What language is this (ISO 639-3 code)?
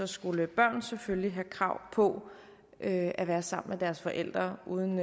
dan